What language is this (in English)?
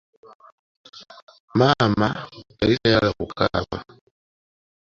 Ganda